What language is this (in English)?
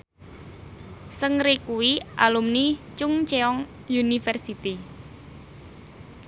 Javanese